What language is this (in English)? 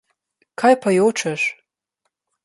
Slovenian